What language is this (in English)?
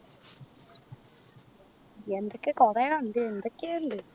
Malayalam